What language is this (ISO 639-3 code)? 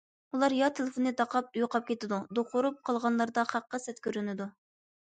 uig